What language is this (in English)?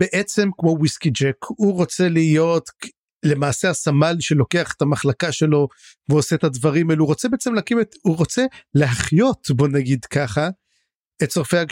Hebrew